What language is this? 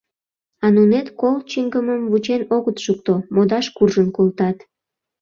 Mari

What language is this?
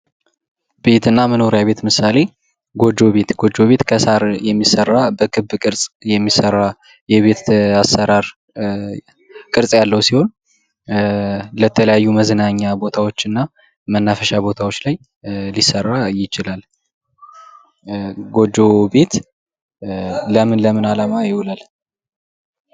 Amharic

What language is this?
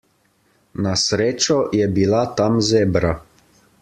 Slovenian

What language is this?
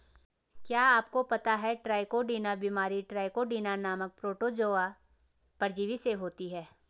Hindi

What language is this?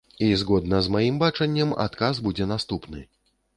Belarusian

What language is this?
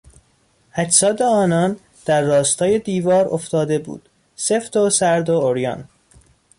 Persian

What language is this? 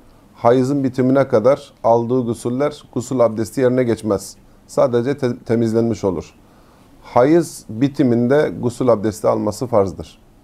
Turkish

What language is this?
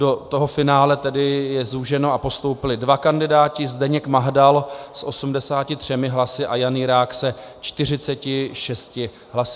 Czech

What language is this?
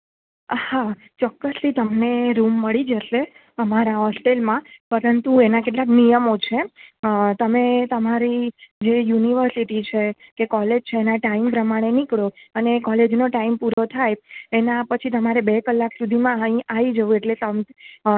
Gujarati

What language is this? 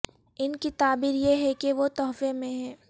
Urdu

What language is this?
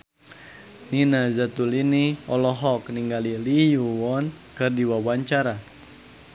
Sundanese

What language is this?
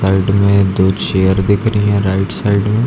Hindi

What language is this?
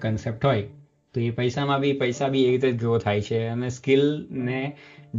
Gujarati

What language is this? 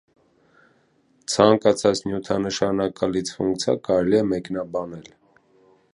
Armenian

